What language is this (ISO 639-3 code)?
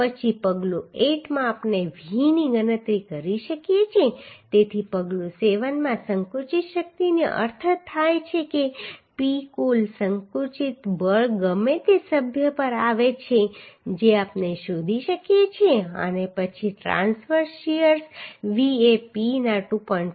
guj